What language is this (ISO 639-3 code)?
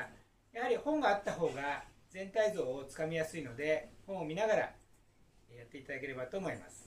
jpn